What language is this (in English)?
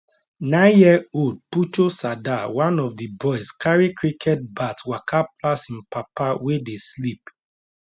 Nigerian Pidgin